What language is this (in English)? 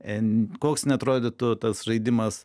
Lithuanian